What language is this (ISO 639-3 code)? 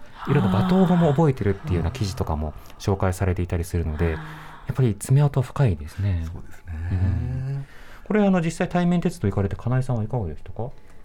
jpn